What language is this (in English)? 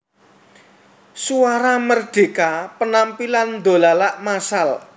Javanese